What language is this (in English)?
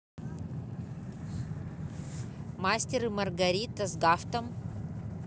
Russian